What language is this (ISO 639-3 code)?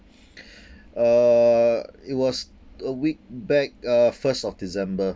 eng